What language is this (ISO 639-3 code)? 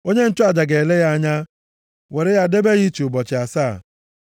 ibo